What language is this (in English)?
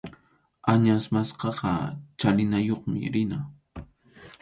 Arequipa-La Unión Quechua